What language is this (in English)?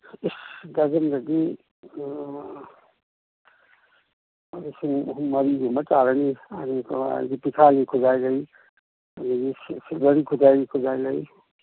Manipuri